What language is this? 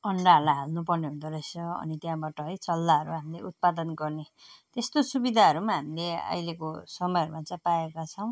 Nepali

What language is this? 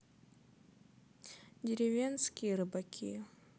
Russian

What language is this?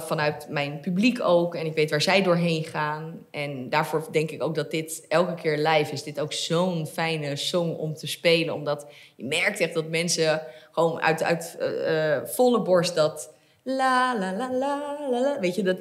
Dutch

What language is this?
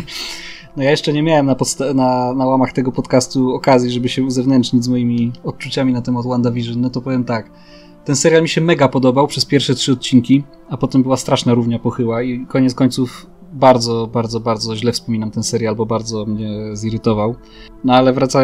Polish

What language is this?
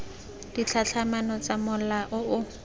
Tswana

